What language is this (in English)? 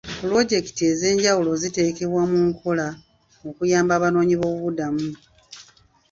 Ganda